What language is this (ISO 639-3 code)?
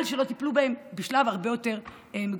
heb